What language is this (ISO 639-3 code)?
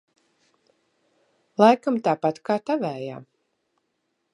lav